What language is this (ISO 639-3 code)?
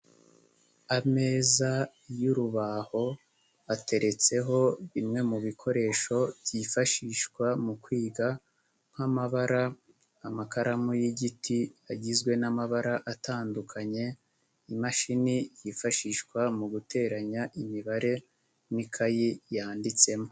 kin